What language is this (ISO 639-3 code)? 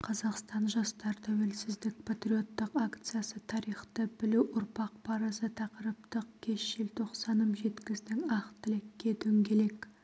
kaz